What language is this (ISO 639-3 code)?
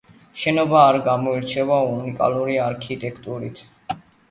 kat